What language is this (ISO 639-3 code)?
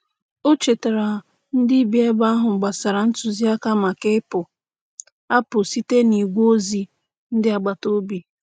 ibo